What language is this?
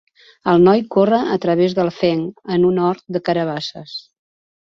Catalan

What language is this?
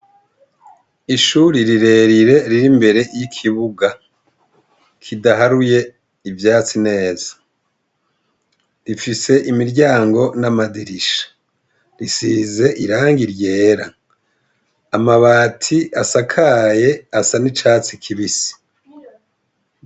Rundi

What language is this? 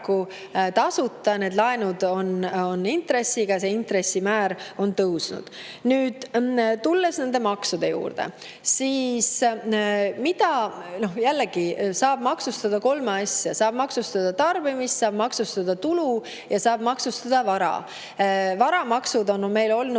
Estonian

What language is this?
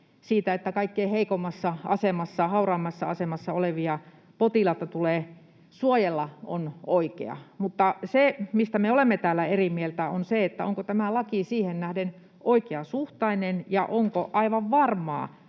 Finnish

